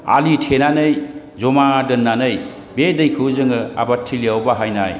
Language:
Bodo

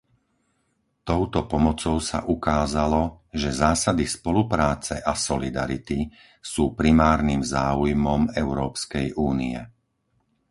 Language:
Slovak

